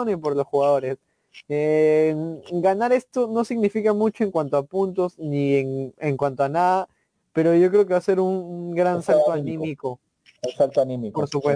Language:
Spanish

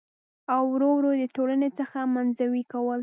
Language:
Pashto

